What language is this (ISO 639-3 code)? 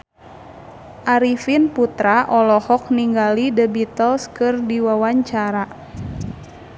sun